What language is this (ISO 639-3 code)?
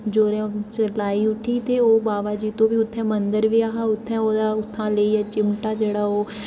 doi